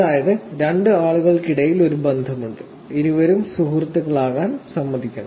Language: Malayalam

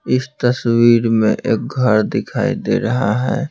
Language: Hindi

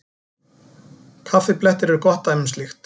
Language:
Icelandic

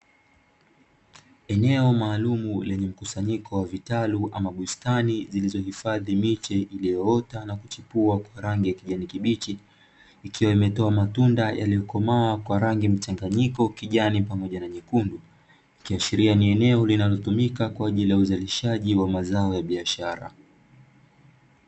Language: Swahili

